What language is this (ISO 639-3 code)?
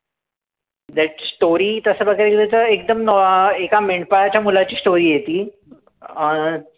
mar